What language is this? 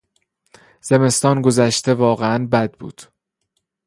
Persian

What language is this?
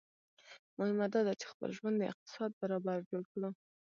Pashto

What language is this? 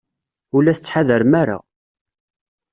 Kabyle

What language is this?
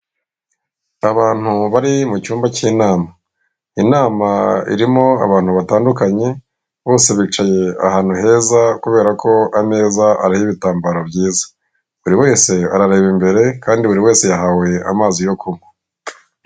Kinyarwanda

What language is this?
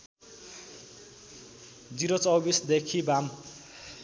Nepali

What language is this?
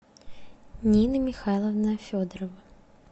Russian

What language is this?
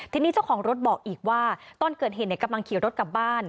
Thai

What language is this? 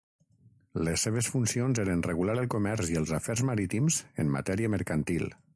Catalan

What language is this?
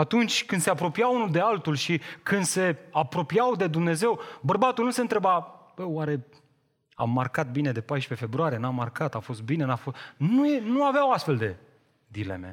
Romanian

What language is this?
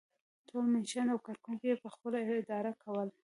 Pashto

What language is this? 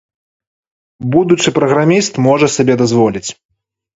Belarusian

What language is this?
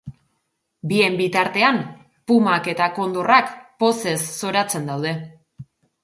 Basque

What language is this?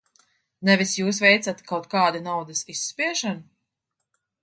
Latvian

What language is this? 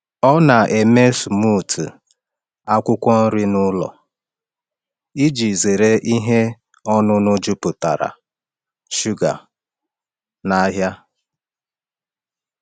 Igbo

